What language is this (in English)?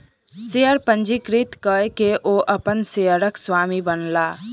Maithili